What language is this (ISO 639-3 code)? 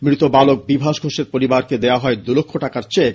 ben